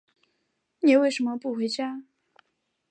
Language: Chinese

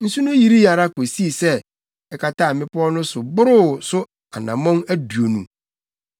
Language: Akan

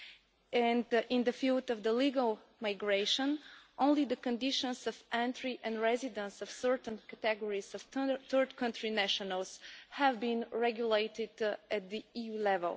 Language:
English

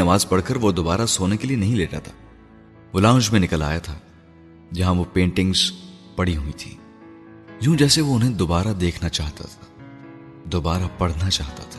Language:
Urdu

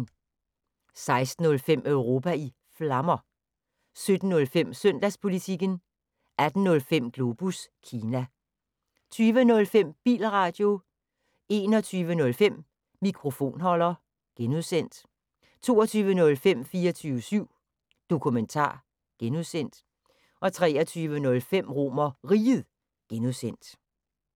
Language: Danish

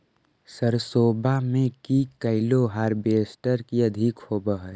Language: Magahi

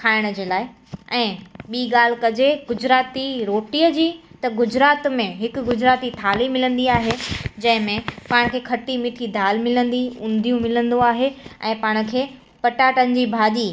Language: Sindhi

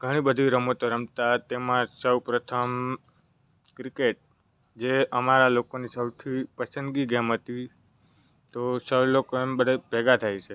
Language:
Gujarati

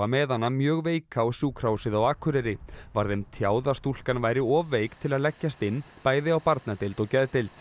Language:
Icelandic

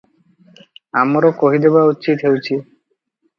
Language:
Odia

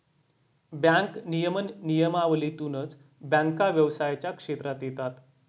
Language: Marathi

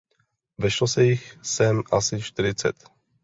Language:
Czech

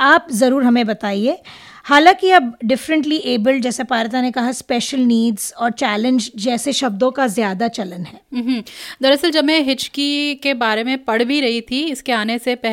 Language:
Hindi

